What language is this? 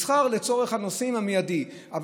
Hebrew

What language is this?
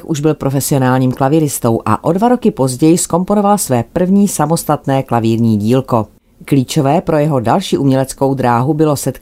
Czech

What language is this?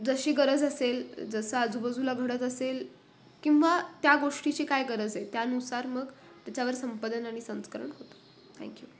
Marathi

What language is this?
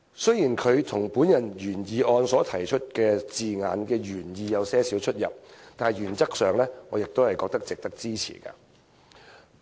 Cantonese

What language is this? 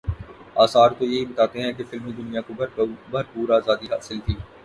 Urdu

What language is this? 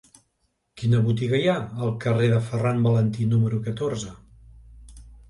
Catalan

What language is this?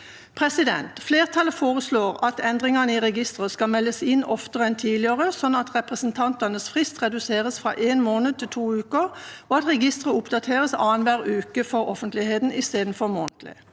Norwegian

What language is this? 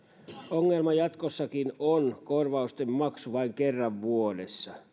Finnish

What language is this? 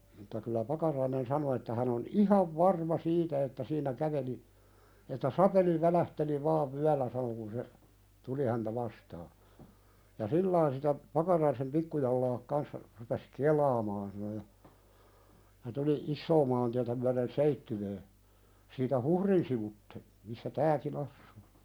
Finnish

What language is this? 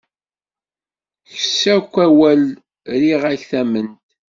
Kabyle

